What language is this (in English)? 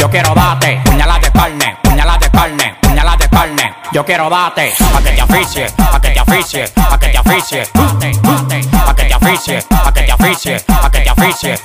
Spanish